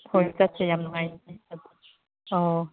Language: Manipuri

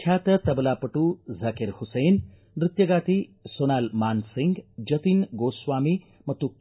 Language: Kannada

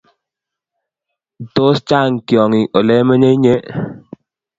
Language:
Kalenjin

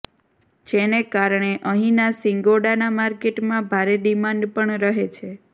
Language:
Gujarati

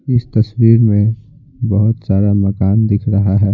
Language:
Hindi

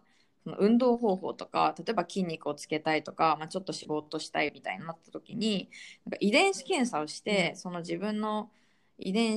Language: Japanese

